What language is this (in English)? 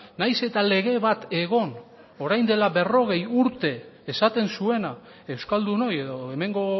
Basque